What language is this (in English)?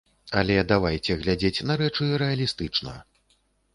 Belarusian